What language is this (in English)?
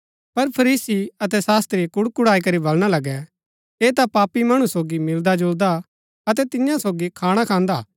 Gaddi